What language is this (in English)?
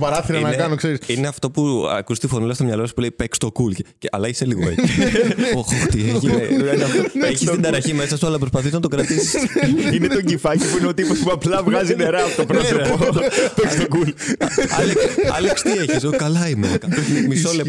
Greek